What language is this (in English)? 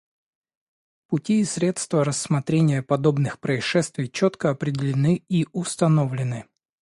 Russian